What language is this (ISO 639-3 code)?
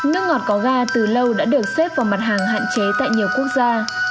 vie